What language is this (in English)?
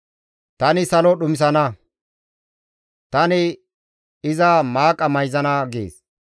Gamo